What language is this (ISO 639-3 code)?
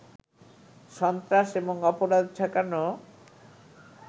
ben